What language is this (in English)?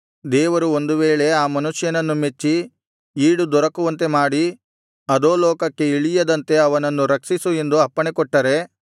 Kannada